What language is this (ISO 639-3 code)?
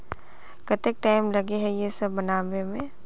mag